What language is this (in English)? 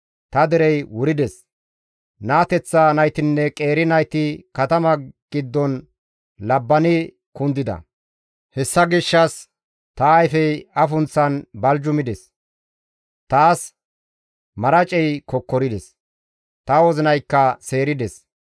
Gamo